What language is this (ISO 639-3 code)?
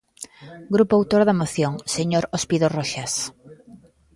glg